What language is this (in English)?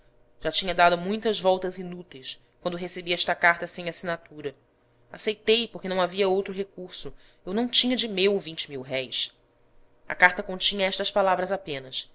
Portuguese